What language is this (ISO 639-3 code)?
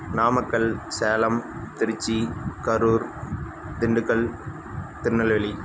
tam